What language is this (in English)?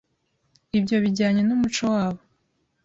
Kinyarwanda